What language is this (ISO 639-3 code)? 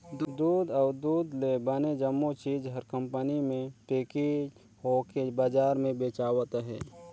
hne